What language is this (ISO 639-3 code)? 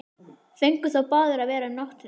isl